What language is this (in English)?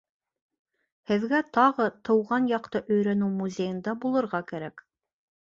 Bashkir